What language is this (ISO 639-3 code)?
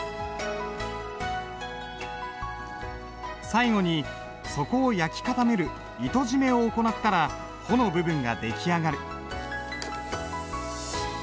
jpn